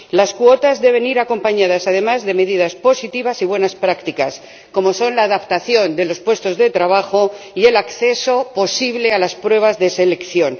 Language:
Spanish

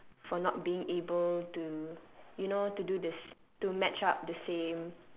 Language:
English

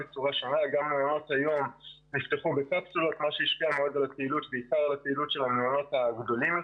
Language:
Hebrew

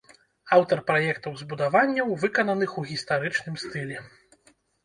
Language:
Belarusian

